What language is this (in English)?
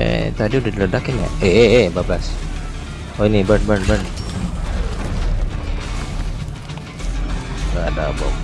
Indonesian